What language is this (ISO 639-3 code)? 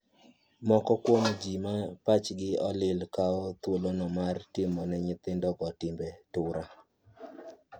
luo